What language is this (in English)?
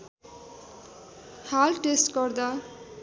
Nepali